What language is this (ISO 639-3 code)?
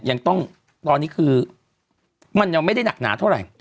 tha